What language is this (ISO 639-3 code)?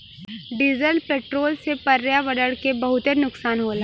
bho